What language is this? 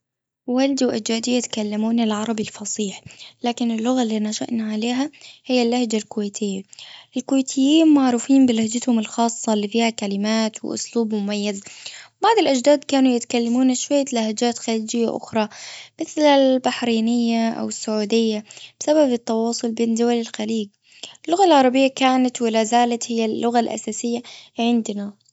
Gulf Arabic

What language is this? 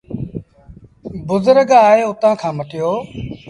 Sindhi Bhil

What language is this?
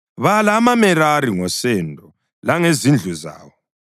North Ndebele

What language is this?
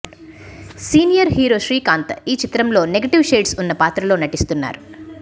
Telugu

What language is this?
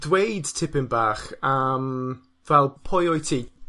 Welsh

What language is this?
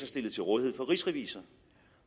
Danish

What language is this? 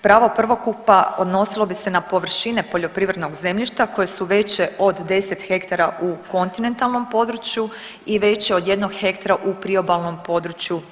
Croatian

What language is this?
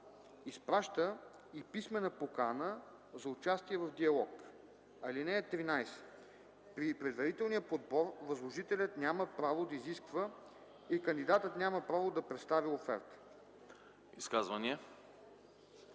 Bulgarian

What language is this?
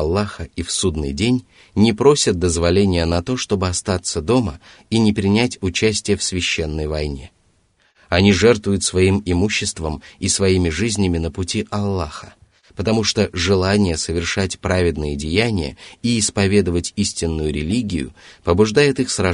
Russian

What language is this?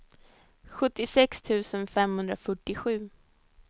Swedish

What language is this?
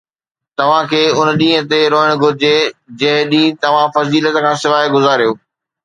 Sindhi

